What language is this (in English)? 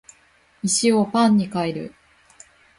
Japanese